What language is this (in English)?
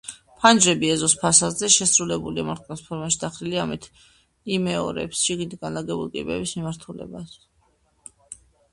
Georgian